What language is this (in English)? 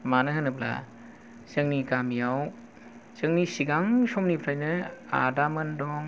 Bodo